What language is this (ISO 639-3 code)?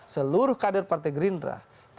ind